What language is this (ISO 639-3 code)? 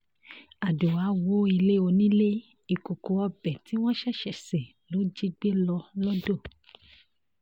yor